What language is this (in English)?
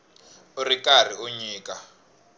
Tsonga